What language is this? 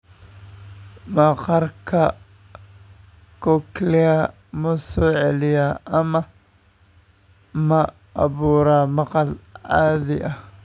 Somali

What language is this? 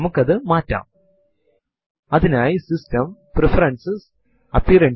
Malayalam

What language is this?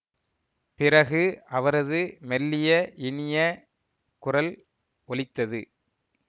Tamil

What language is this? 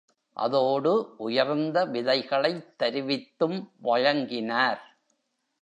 Tamil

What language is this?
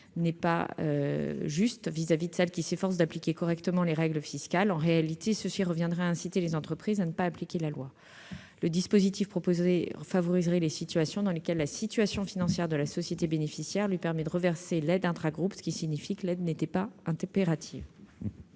French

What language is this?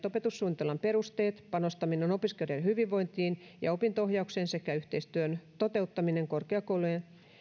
Finnish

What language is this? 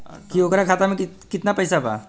Bhojpuri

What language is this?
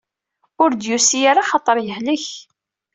Kabyle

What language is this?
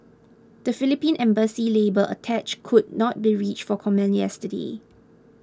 English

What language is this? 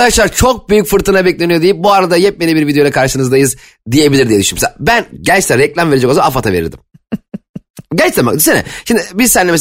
Turkish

